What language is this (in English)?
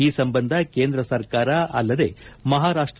Kannada